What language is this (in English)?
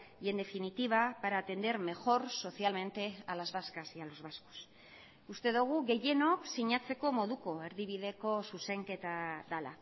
Spanish